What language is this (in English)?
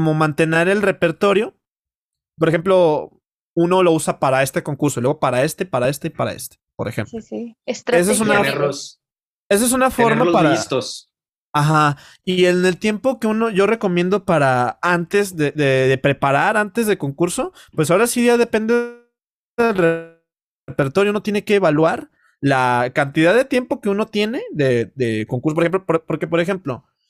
Spanish